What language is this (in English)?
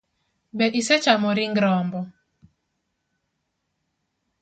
Luo (Kenya and Tanzania)